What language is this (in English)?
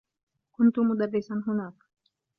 Arabic